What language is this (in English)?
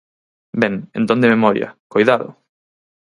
Galician